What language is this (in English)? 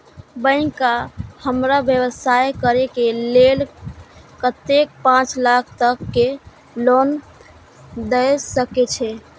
Maithili